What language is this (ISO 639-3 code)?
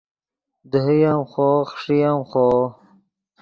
ydg